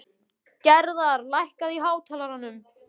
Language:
Icelandic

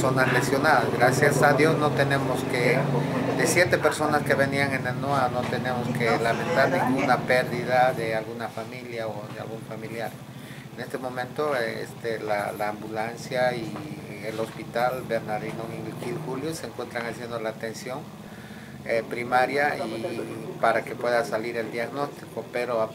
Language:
Spanish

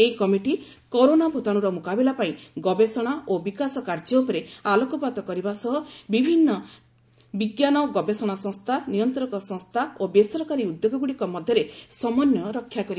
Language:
Odia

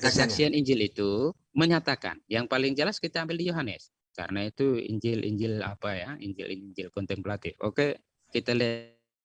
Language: Indonesian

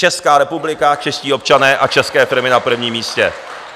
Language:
Czech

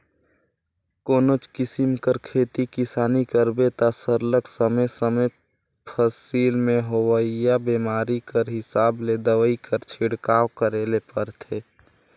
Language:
Chhattisgarhi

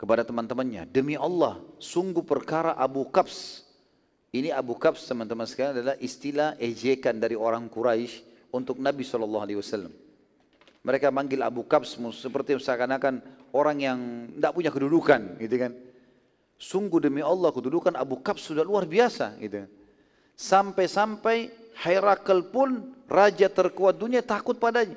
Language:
Indonesian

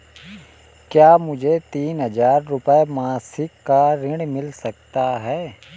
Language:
Hindi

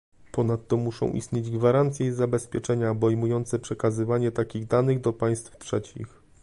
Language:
Polish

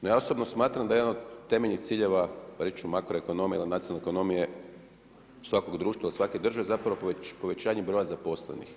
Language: Croatian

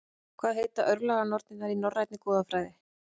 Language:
Icelandic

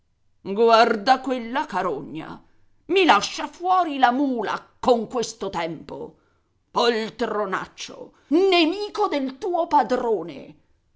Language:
Italian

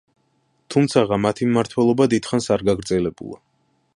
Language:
Georgian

